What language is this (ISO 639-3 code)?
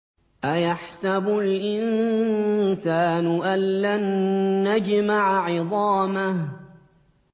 ara